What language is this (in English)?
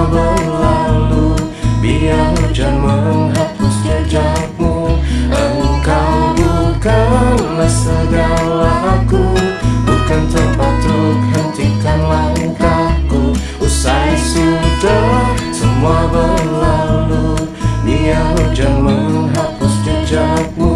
Indonesian